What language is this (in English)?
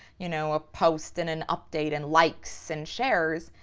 English